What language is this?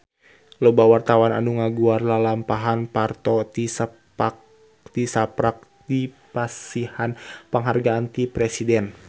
Sundanese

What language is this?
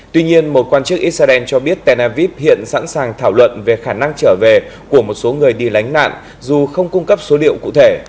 Vietnamese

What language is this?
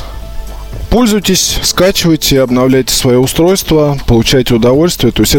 Russian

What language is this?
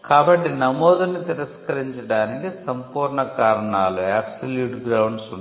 Telugu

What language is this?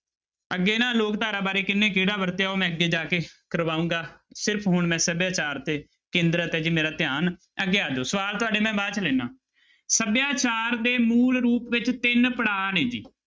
Punjabi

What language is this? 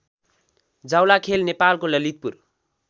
Nepali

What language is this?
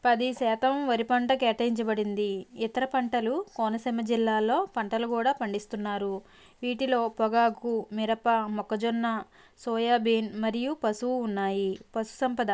Telugu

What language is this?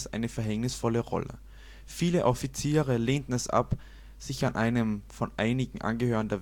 German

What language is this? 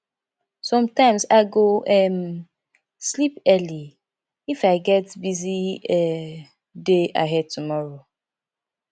Nigerian Pidgin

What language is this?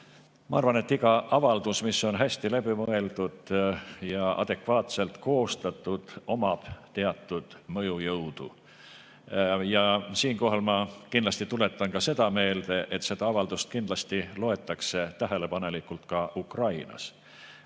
Estonian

